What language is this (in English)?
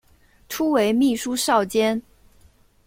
Chinese